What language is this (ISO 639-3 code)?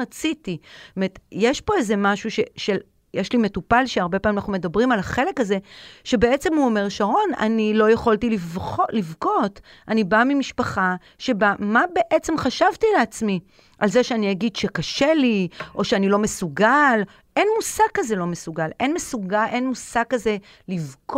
heb